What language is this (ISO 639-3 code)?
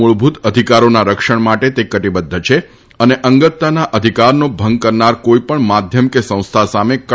guj